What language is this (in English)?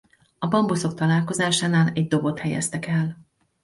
Hungarian